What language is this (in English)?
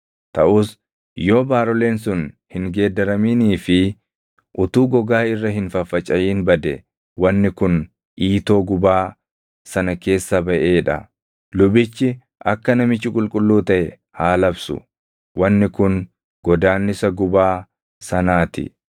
Oromo